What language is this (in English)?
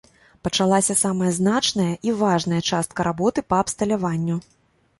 Belarusian